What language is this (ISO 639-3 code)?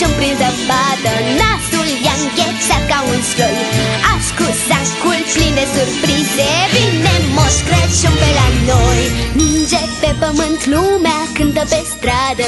ron